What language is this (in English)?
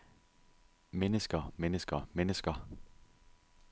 Danish